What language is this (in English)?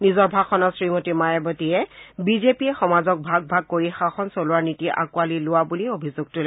Assamese